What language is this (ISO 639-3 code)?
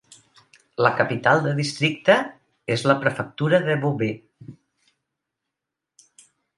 cat